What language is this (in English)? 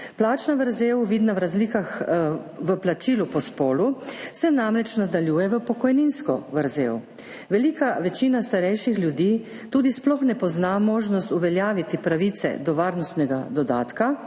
Slovenian